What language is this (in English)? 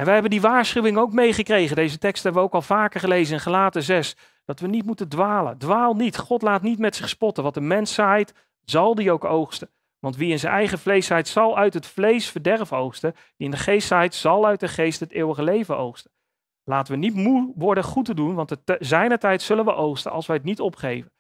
Dutch